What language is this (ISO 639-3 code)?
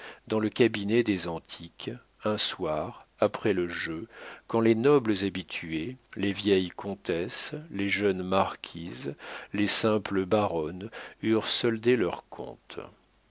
fra